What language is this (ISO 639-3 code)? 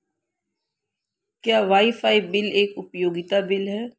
hin